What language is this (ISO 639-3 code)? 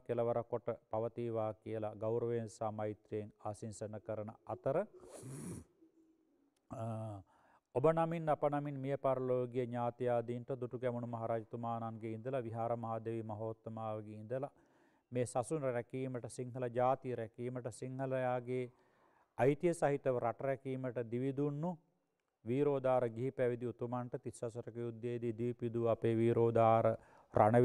ind